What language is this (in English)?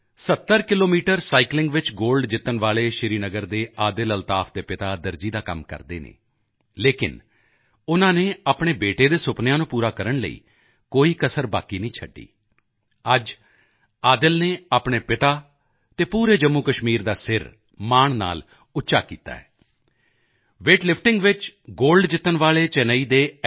Punjabi